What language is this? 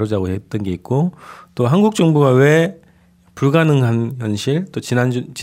Korean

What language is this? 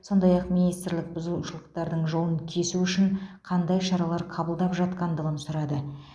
Kazakh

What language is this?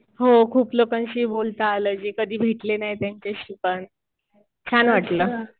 Marathi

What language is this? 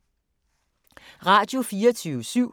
Danish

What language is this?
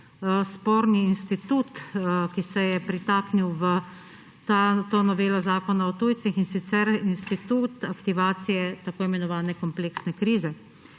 Slovenian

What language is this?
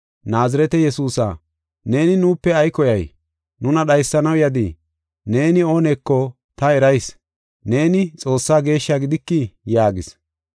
Gofa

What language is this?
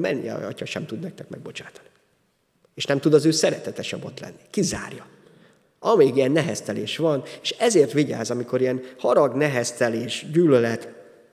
Hungarian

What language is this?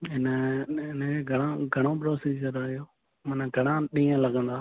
Sindhi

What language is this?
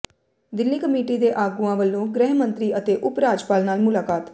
Punjabi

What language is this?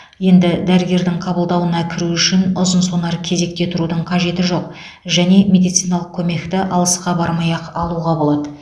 Kazakh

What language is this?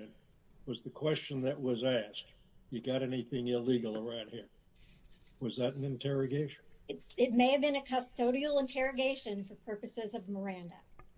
English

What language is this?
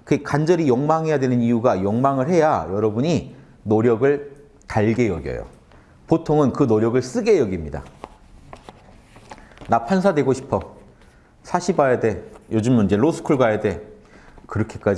Korean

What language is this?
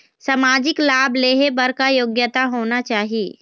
Chhattisgarhi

